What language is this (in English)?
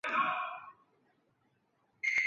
Chinese